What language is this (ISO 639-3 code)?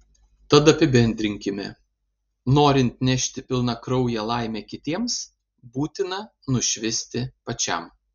lit